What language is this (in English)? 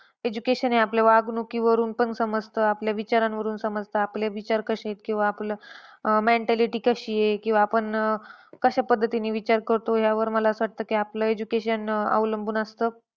Marathi